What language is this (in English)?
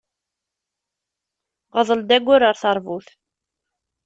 Kabyle